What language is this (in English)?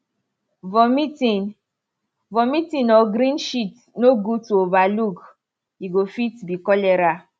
Nigerian Pidgin